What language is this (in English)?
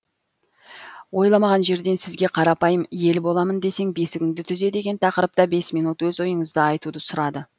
Kazakh